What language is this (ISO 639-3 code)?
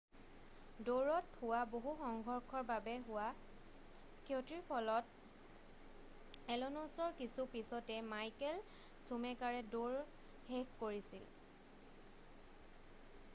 asm